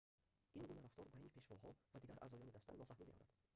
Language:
Tajik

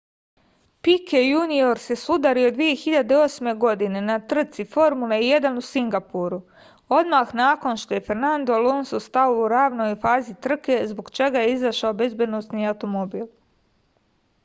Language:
Serbian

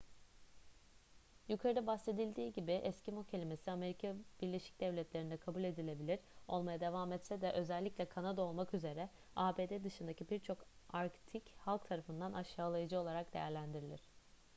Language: Turkish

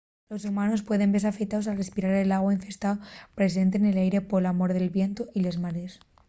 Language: Asturian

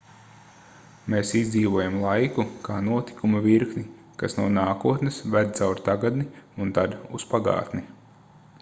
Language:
Latvian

